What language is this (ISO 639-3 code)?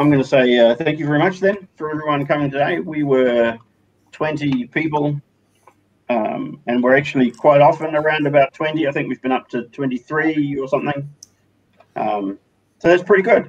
eng